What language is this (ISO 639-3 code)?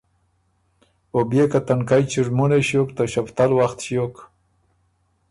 oru